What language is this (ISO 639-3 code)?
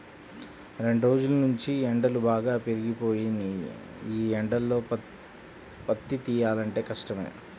tel